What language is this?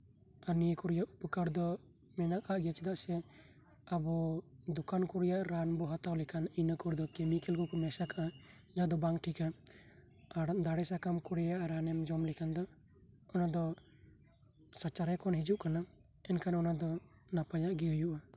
Santali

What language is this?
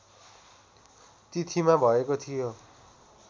Nepali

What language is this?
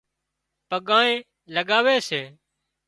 Wadiyara Koli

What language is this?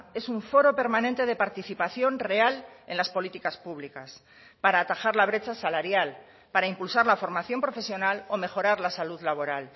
Spanish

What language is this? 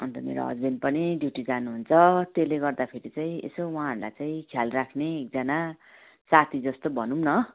Nepali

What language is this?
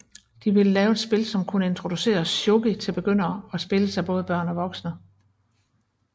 Danish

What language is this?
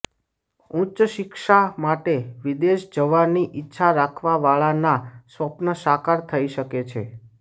Gujarati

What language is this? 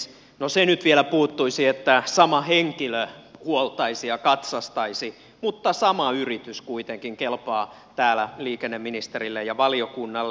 Finnish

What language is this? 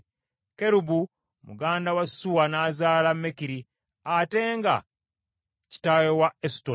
Ganda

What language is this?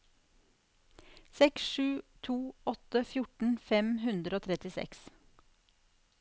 Norwegian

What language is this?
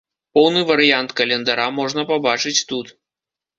Belarusian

